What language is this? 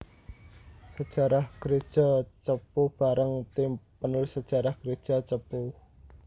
Javanese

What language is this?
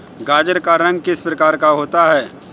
Hindi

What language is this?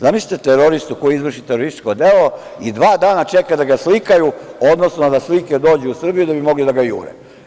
Serbian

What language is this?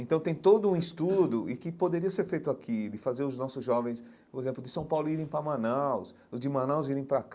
Portuguese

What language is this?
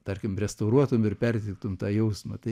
Lithuanian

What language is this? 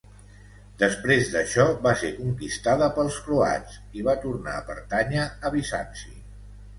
Catalan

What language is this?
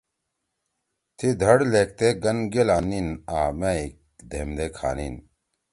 Torwali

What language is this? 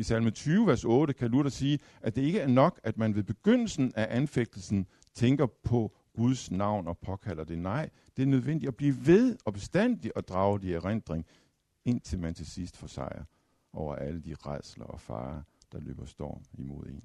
Danish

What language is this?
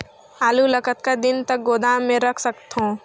Chhattisgarhi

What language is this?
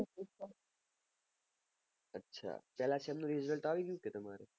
Gujarati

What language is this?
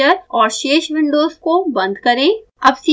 Hindi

